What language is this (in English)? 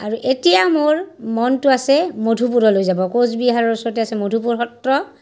Assamese